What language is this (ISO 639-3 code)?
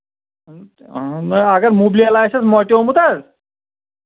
kas